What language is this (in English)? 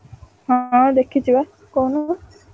Odia